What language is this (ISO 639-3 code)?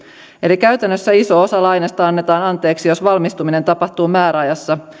fin